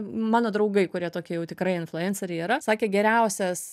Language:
Lithuanian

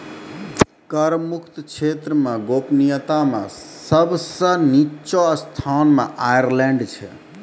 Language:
Maithili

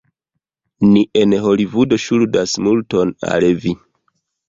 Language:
Esperanto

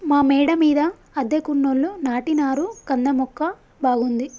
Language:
Telugu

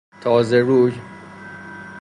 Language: Persian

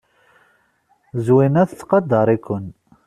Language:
Kabyle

